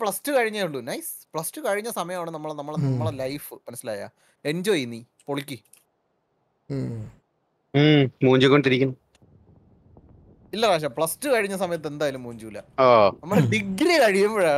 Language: Malayalam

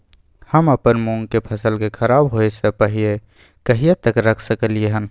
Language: Maithili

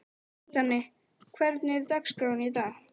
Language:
Icelandic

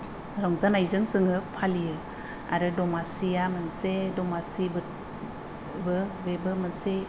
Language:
Bodo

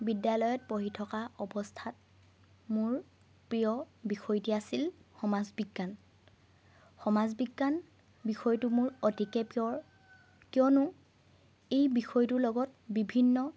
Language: Assamese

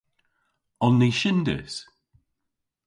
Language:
Cornish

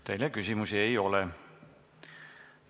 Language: Estonian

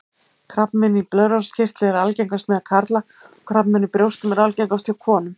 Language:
Icelandic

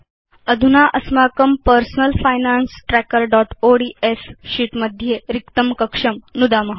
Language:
Sanskrit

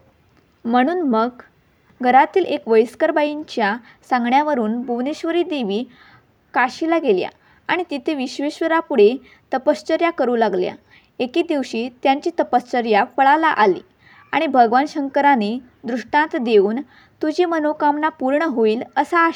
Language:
Marathi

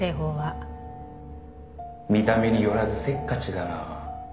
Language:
Japanese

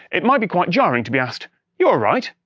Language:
English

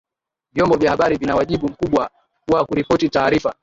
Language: Swahili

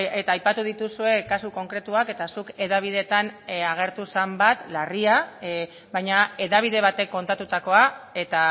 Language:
Basque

